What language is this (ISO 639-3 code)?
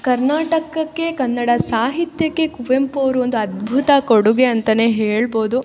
kan